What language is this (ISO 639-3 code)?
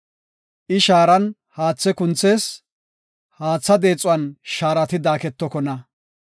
gof